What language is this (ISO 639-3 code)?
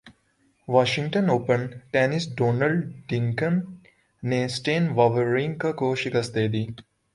urd